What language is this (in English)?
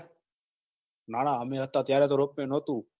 Gujarati